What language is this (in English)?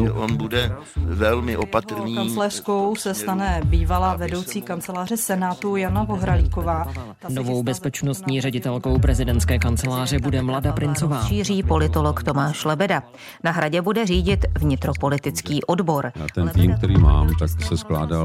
Czech